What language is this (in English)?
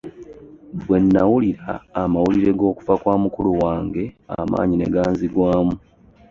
Ganda